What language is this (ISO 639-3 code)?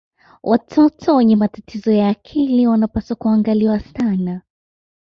swa